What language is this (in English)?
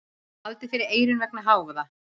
Icelandic